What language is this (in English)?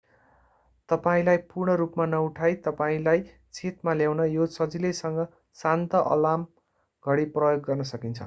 Nepali